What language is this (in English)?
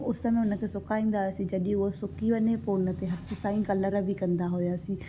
Sindhi